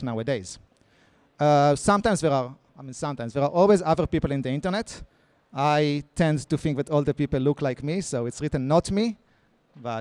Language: English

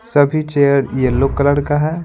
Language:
Hindi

